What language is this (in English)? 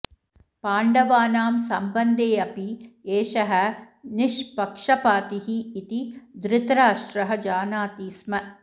Sanskrit